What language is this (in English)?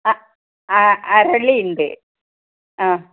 Malayalam